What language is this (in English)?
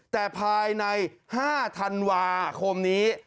Thai